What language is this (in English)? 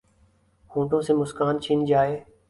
Urdu